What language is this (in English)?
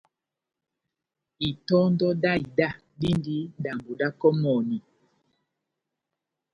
Batanga